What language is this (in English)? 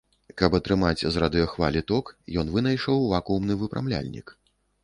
Belarusian